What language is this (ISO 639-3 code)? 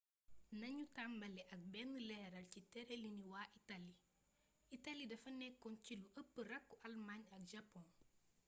wol